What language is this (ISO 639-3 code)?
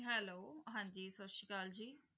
pan